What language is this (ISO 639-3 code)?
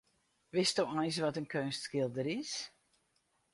fry